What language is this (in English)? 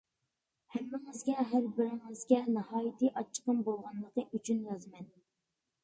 Uyghur